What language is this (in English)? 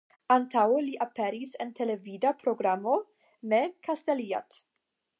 Esperanto